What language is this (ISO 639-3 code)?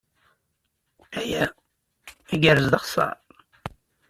kab